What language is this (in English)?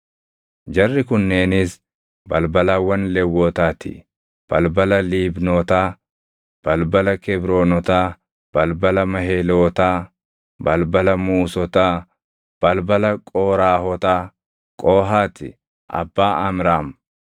Oromo